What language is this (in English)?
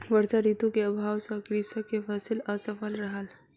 Maithili